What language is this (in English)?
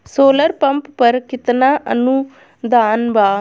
Bhojpuri